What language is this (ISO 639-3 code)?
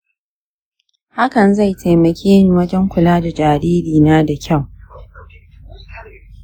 hau